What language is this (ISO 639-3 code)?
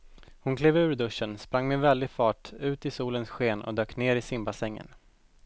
swe